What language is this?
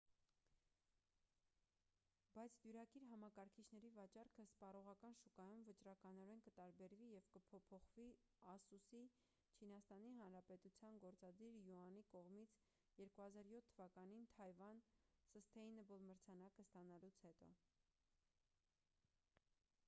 Armenian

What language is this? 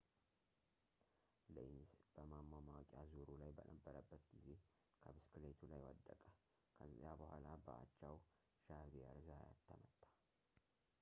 Amharic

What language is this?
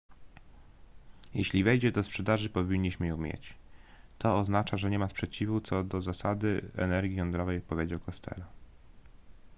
Polish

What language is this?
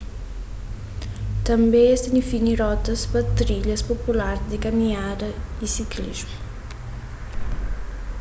Kabuverdianu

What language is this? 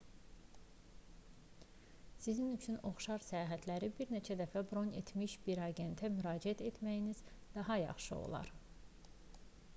Azerbaijani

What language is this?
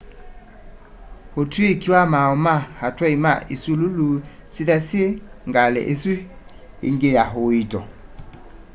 Kamba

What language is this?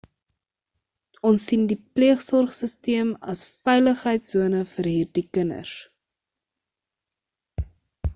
Afrikaans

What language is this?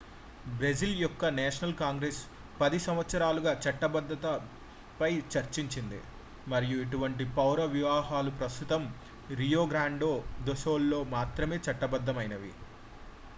Telugu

